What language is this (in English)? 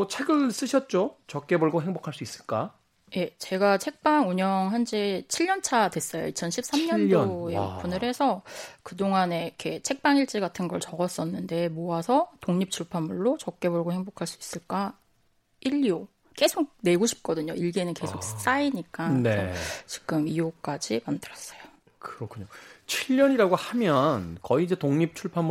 Korean